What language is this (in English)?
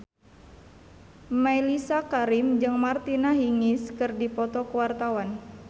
Sundanese